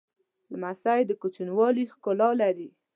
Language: Pashto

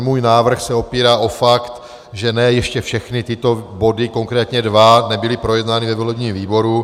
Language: Czech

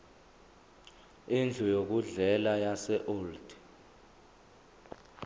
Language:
Zulu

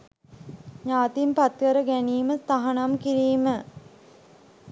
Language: Sinhala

